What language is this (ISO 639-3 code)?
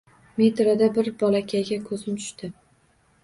uzb